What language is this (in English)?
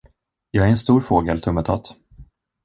Swedish